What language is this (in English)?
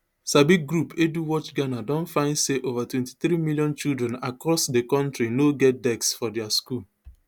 Nigerian Pidgin